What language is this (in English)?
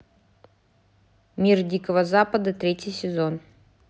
Russian